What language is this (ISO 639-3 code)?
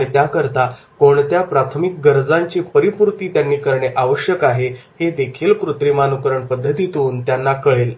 mar